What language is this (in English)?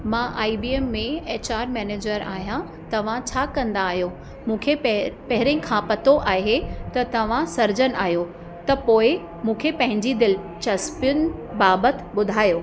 Sindhi